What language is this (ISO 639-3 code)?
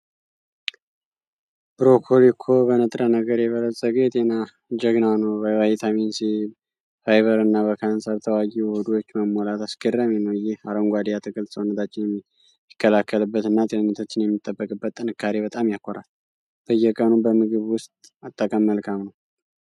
amh